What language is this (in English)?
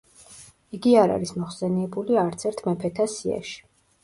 Georgian